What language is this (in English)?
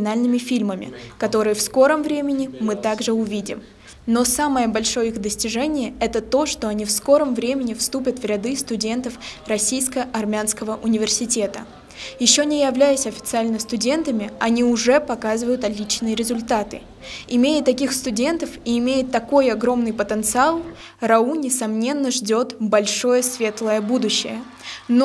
Russian